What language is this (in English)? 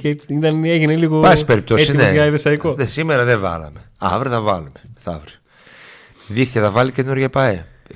Greek